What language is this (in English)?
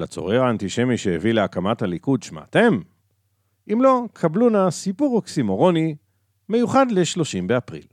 Hebrew